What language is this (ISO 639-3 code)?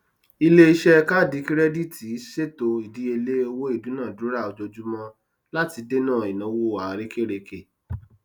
yor